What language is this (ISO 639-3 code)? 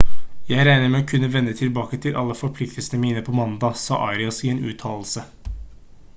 nob